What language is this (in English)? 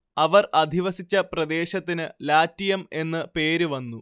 Malayalam